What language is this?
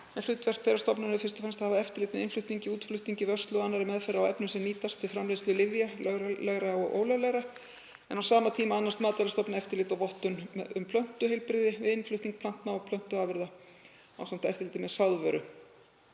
Icelandic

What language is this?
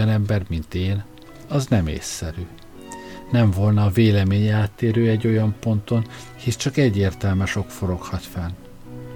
Hungarian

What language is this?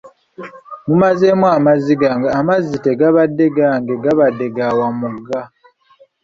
Ganda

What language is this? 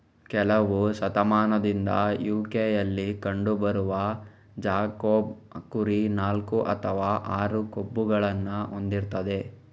Kannada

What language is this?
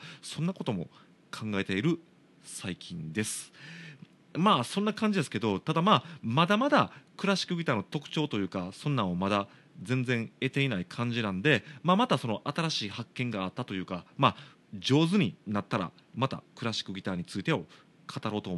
Japanese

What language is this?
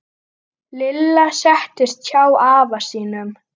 Icelandic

